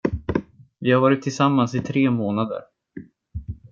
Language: Swedish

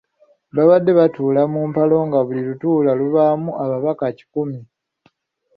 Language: Ganda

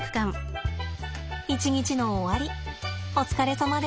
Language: Japanese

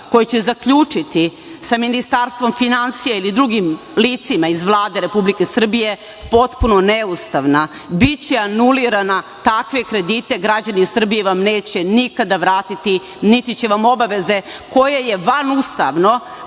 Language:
Serbian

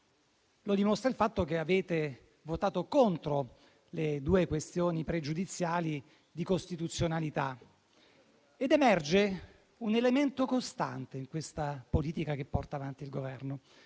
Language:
Italian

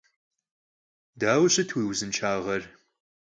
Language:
Kabardian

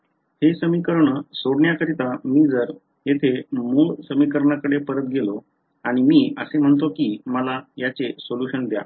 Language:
Marathi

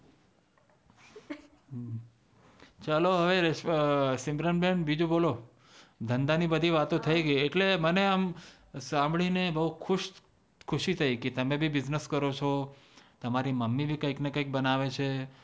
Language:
Gujarati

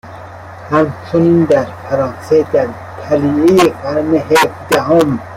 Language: Persian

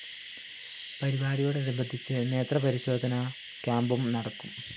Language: Malayalam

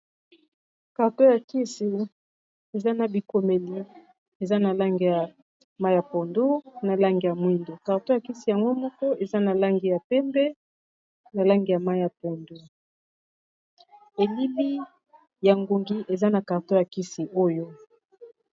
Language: Lingala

